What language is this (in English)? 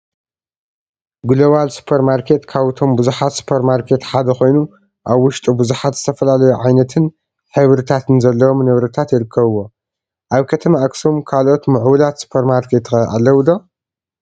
Tigrinya